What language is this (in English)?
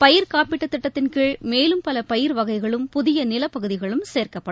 Tamil